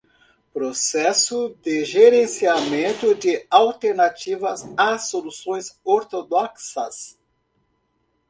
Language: Portuguese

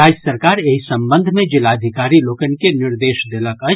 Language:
Maithili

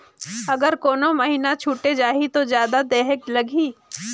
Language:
Chhattisgarhi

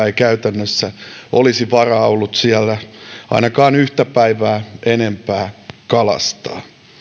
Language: Finnish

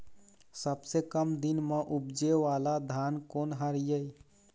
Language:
Chhattisgarhi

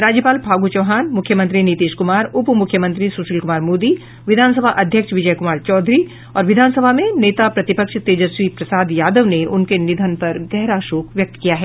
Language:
Hindi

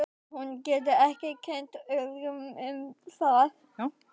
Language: Icelandic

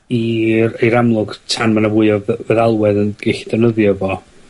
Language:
Welsh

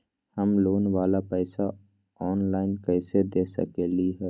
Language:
Magahi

